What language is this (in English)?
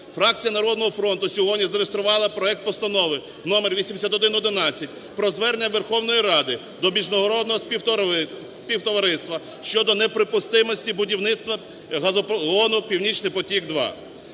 Ukrainian